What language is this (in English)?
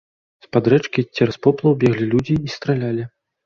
Belarusian